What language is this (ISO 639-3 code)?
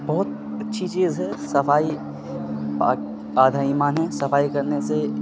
urd